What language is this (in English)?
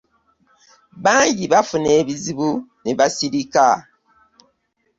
Ganda